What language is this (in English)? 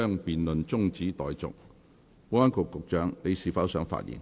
Cantonese